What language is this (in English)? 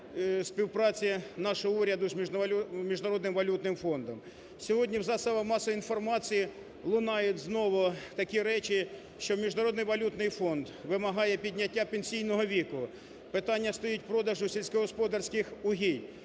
Ukrainian